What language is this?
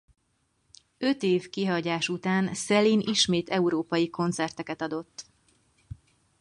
Hungarian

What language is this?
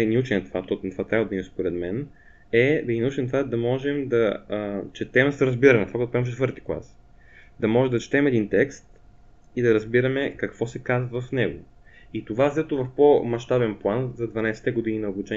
Bulgarian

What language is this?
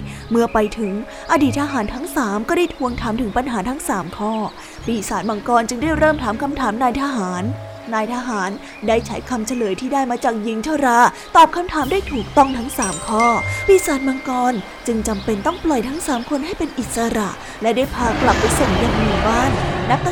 Thai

